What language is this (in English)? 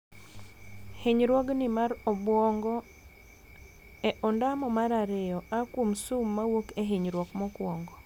Luo (Kenya and Tanzania)